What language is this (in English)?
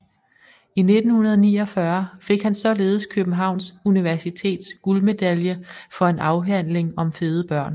Danish